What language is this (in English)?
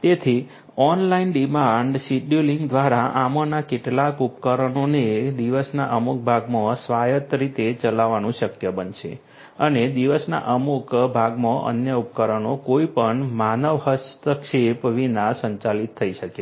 Gujarati